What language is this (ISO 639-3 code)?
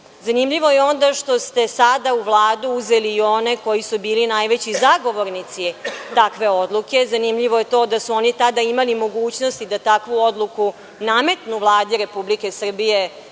srp